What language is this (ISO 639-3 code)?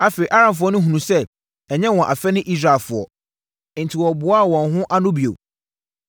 aka